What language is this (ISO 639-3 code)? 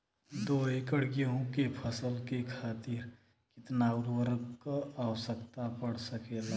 bho